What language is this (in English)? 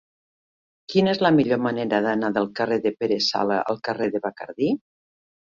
Catalan